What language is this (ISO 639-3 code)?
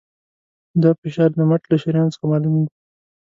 pus